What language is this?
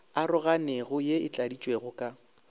Northern Sotho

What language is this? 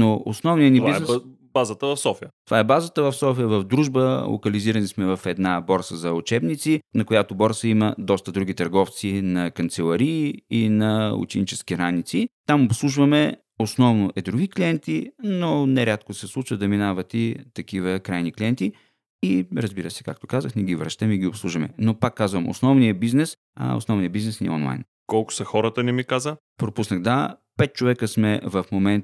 Bulgarian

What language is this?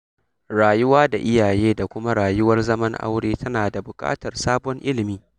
Hausa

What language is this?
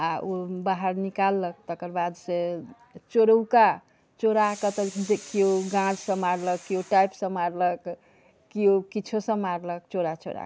Maithili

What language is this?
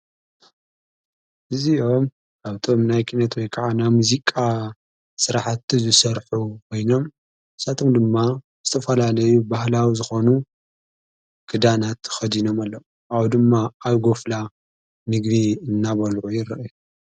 Tigrinya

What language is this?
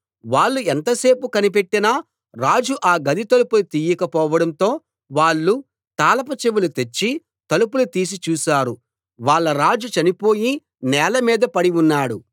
Telugu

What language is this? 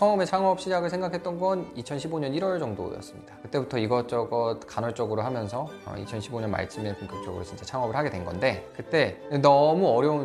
Korean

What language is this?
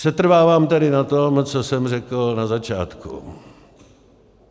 Czech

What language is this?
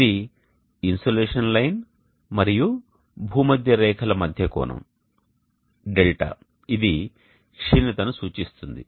Telugu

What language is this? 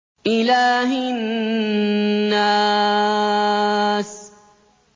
Arabic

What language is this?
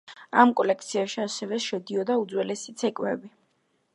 Georgian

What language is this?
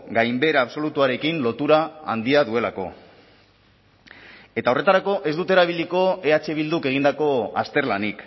Basque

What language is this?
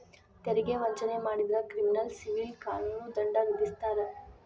Kannada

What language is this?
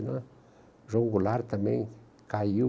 Portuguese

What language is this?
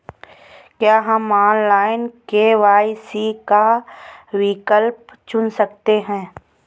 Hindi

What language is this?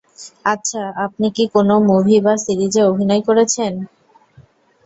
Bangla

